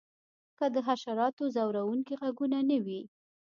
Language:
Pashto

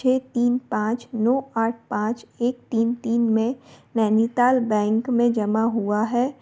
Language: Hindi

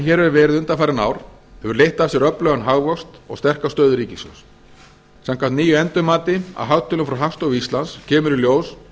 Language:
Icelandic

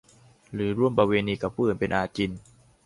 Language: Thai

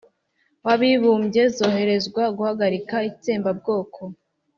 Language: Kinyarwanda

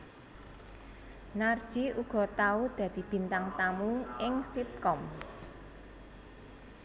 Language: Javanese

